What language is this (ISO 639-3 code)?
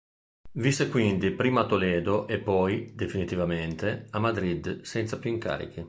ita